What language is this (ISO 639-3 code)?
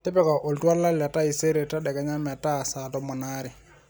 mas